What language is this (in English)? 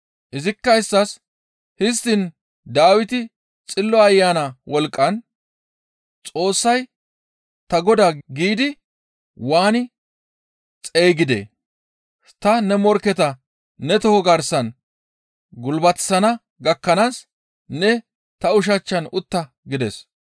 Gamo